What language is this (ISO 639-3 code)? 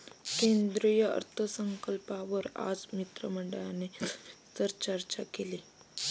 mar